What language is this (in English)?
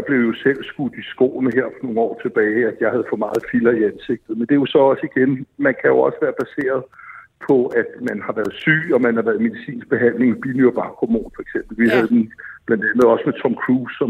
Danish